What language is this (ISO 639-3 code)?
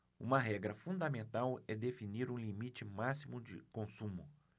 por